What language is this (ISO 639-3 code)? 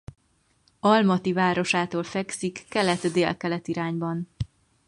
hun